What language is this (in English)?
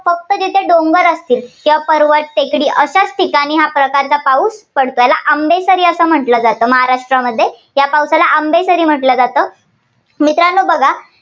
Marathi